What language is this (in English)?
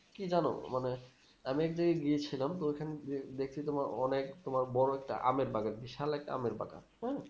Bangla